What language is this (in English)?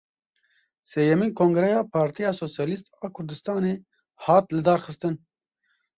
Kurdish